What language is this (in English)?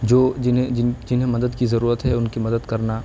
Urdu